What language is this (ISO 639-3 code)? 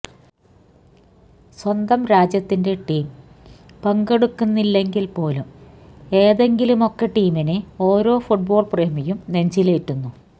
mal